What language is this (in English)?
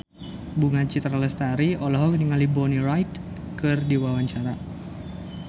Sundanese